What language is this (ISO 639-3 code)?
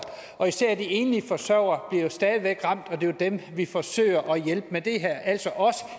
dan